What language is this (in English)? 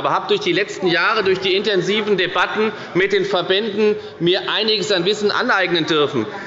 German